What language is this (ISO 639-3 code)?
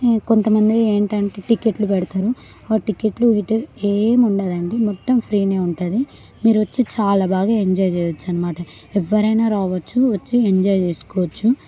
tel